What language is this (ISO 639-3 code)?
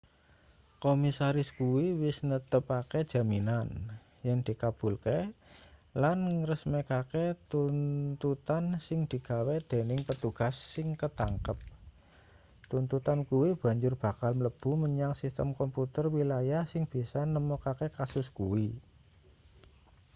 jav